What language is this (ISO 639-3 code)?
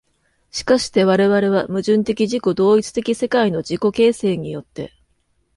jpn